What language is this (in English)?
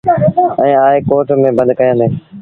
Sindhi Bhil